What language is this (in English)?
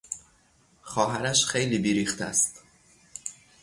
Persian